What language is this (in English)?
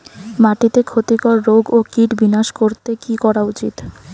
Bangla